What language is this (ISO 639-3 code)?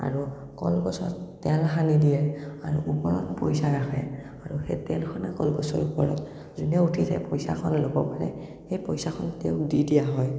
asm